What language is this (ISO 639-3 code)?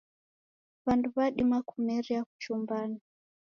dav